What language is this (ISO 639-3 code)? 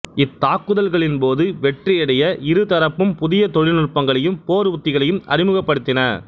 tam